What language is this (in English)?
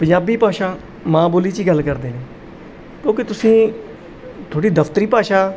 Punjabi